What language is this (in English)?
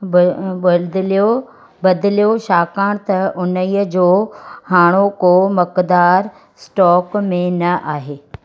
Sindhi